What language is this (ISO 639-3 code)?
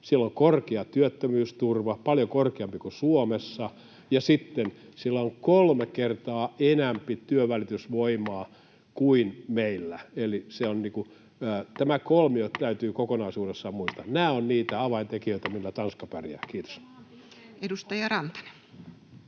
fin